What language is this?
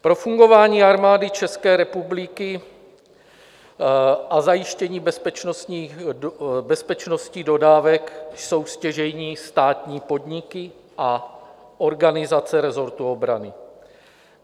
Czech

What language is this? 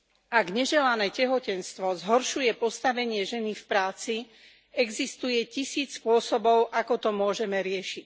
Slovak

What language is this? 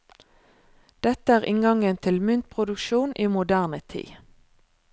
Norwegian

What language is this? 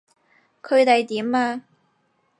Cantonese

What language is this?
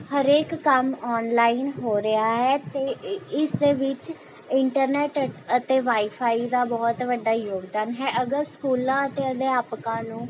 Punjabi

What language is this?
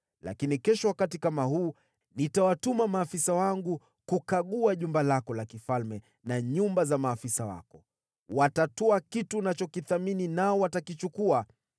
Swahili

